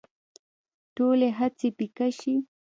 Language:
Pashto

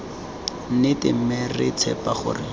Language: Tswana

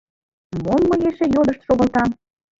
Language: Mari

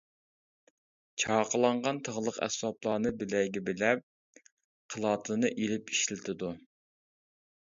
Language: Uyghur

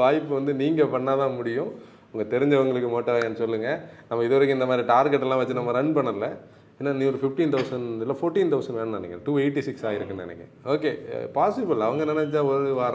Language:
Tamil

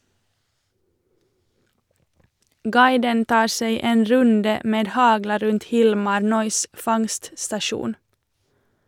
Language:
Norwegian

